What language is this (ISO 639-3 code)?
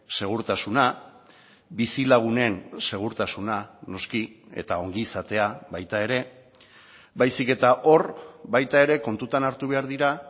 eus